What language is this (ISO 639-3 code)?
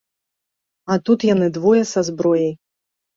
bel